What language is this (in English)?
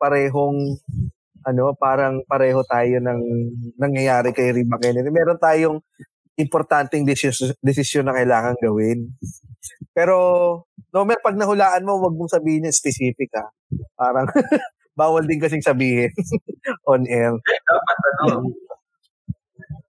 Filipino